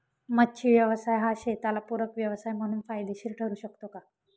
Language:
Marathi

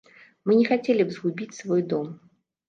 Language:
Belarusian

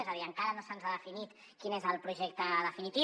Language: Catalan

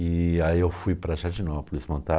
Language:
Portuguese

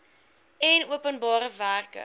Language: Afrikaans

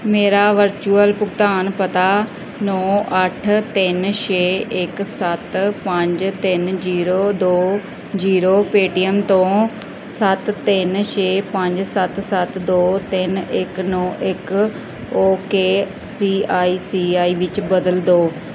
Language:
Punjabi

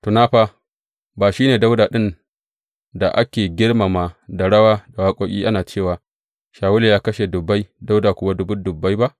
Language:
Hausa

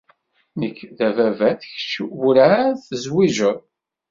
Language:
Kabyle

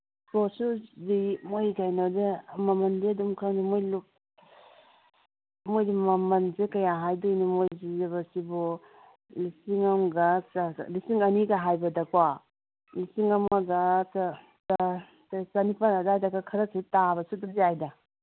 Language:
Manipuri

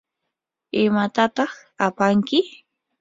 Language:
Yanahuanca Pasco Quechua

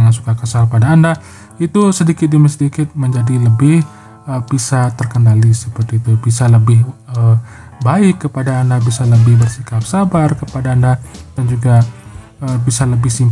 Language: Indonesian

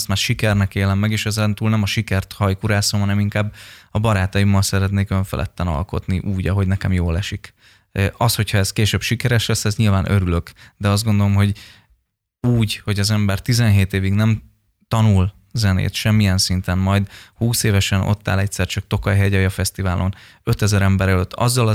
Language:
Hungarian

